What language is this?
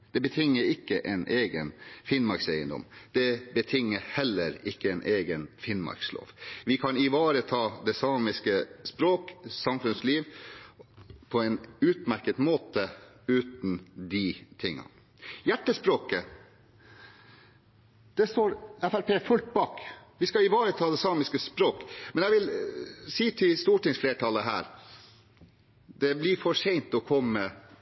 Norwegian Bokmål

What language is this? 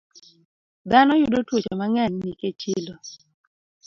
Luo (Kenya and Tanzania)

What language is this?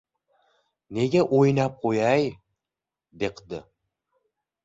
Uzbek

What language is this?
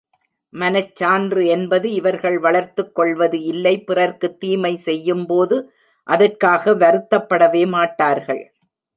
Tamil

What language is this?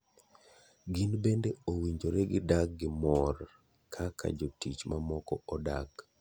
Luo (Kenya and Tanzania)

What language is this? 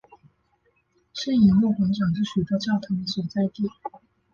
Chinese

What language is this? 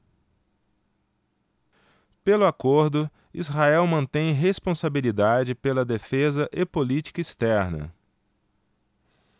Portuguese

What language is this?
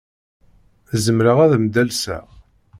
Kabyle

